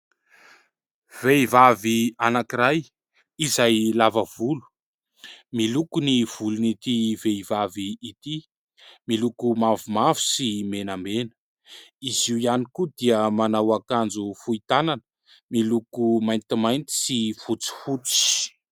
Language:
Malagasy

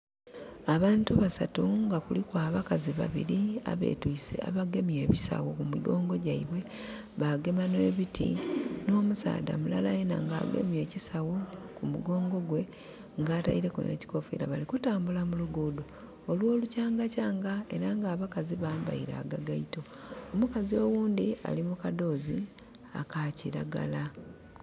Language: Soga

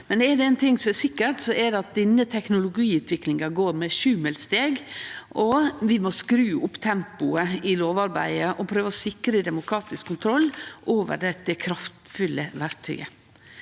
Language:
Norwegian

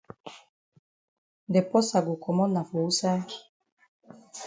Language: Cameroon Pidgin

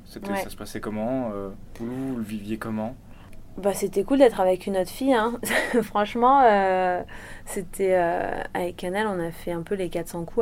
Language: French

